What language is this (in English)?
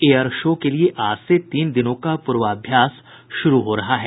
Hindi